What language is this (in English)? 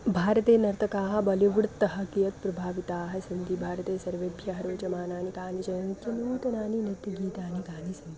Sanskrit